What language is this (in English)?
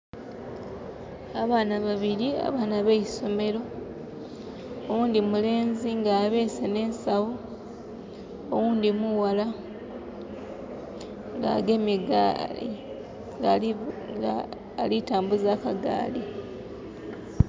Soga